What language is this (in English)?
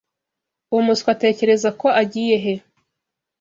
Kinyarwanda